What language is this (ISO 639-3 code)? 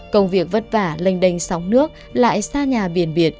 vie